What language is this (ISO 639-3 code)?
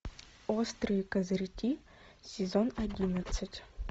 rus